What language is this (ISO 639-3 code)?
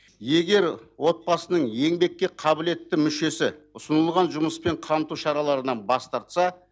kaz